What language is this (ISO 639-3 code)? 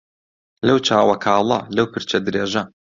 ckb